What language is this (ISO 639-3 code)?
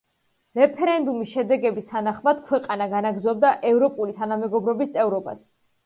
kat